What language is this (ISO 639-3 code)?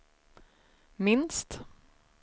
swe